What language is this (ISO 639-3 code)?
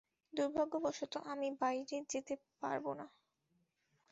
ben